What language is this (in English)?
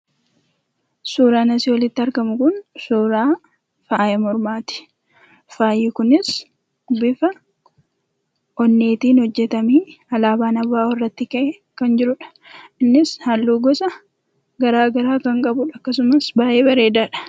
Oromo